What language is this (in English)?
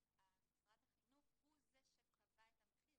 Hebrew